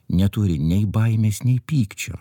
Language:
Lithuanian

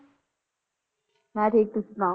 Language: Punjabi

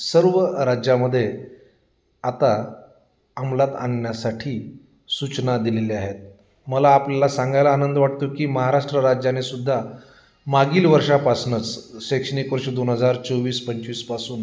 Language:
Marathi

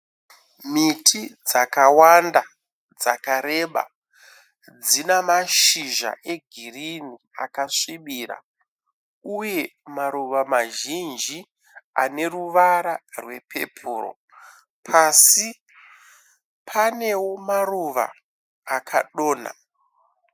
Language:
Shona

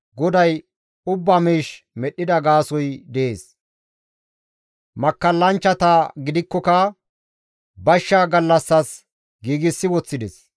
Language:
Gamo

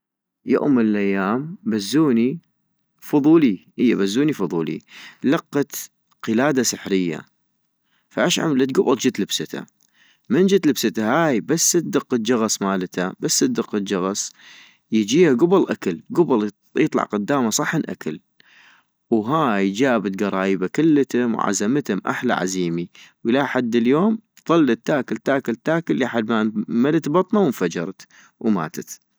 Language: North Mesopotamian Arabic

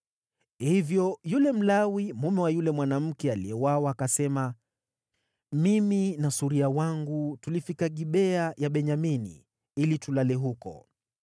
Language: Swahili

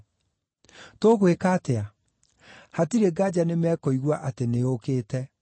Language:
Kikuyu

